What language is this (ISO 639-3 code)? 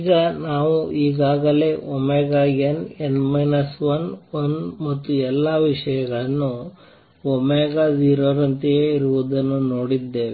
kan